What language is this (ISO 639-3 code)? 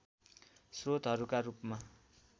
nep